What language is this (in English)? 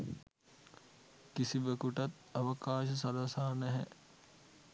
Sinhala